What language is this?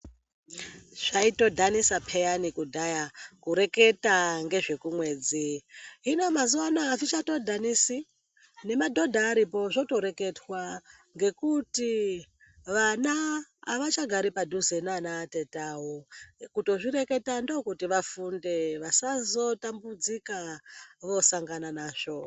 Ndau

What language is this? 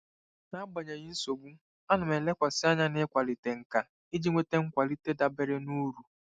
Igbo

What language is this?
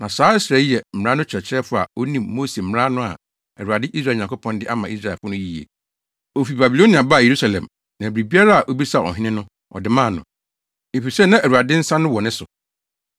Akan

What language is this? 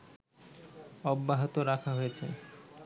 Bangla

